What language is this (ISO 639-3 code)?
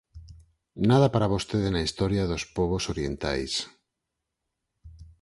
glg